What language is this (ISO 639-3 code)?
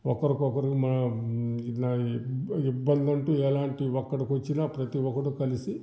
tel